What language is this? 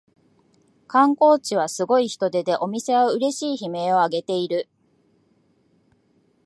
Japanese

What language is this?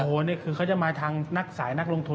Thai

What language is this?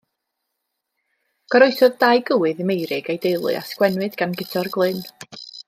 Welsh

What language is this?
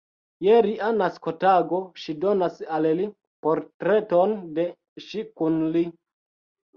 Esperanto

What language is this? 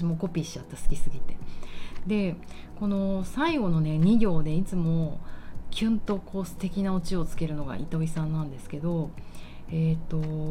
Japanese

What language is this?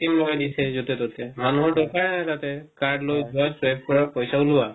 Assamese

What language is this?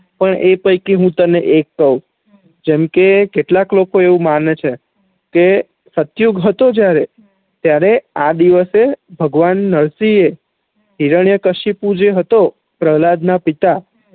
Gujarati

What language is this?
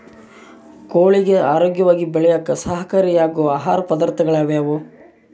Kannada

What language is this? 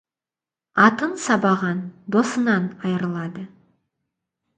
Kazakh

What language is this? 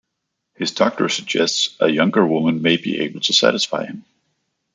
English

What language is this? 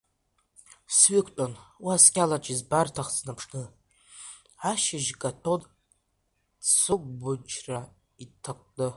Abkhazian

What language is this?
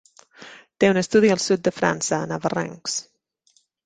Catalan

